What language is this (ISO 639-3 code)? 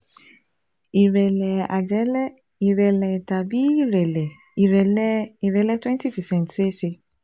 yor